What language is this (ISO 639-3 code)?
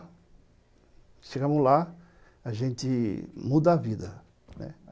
por